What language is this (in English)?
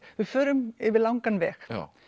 Icelandic